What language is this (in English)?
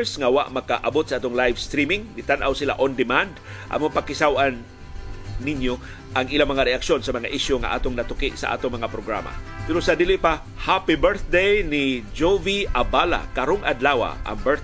Filipino